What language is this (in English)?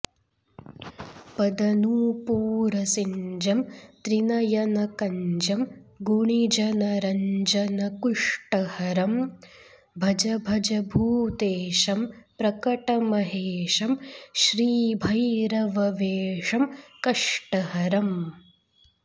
Sanskrit